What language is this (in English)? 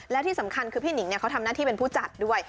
Thai